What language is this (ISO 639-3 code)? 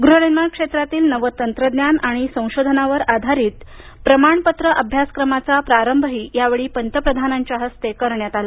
mar